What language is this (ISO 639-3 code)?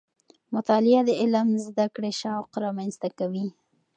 pus